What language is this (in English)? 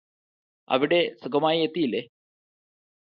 Malayalam